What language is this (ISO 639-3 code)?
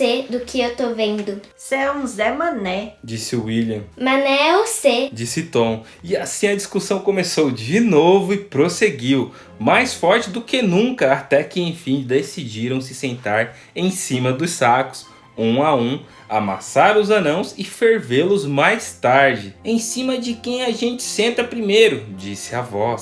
por